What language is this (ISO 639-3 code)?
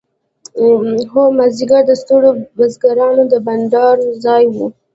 pus